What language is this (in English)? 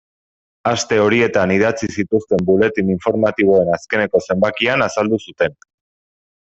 Basque